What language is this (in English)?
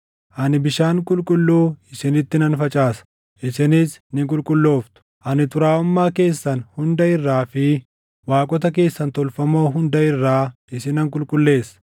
Oromo